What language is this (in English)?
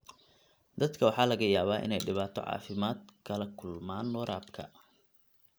Somali